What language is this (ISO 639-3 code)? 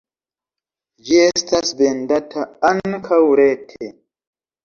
epo